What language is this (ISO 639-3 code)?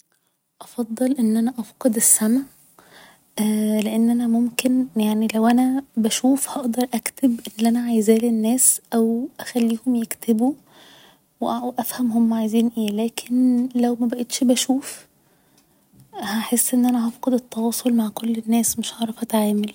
arz